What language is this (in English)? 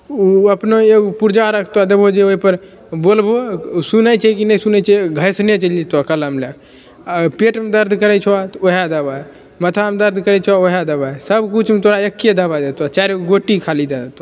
Maithili